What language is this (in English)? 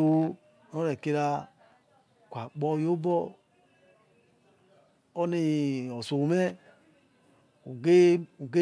Yekhee